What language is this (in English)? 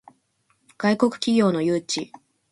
Japanese